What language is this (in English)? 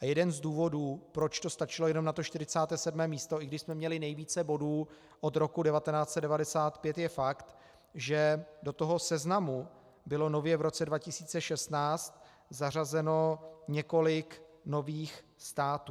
Czech